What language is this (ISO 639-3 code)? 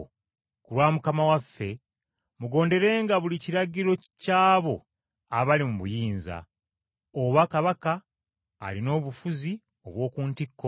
lug